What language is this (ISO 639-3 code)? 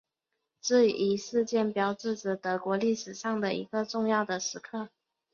zho